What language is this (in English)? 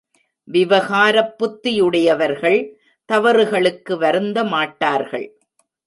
Tamil